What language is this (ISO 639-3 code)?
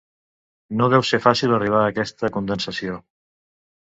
cat